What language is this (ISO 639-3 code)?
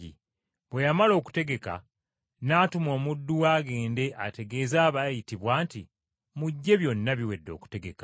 lug